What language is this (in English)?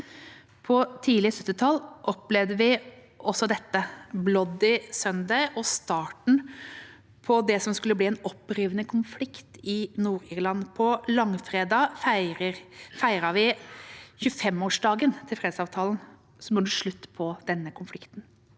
Norwegian